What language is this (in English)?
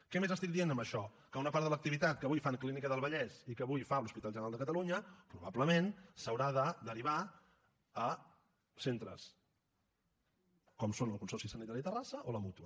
Catalan